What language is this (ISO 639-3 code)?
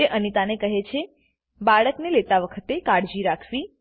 guj